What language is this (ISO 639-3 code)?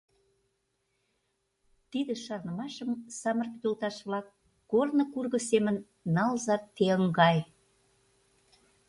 chm